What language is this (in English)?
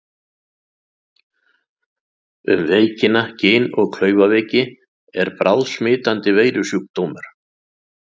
Icelandic